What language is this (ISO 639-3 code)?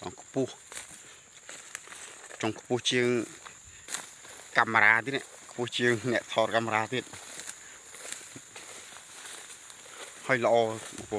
vie